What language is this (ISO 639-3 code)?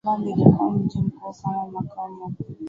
swa